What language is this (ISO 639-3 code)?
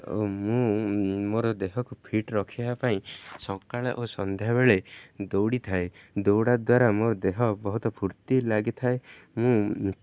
ori